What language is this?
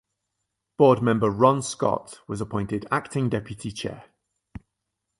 English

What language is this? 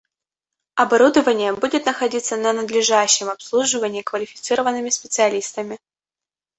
Russian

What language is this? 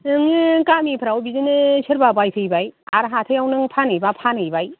Bodo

